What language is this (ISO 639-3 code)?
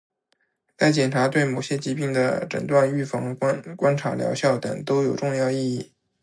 zho